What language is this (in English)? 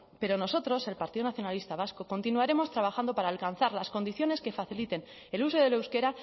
Spanish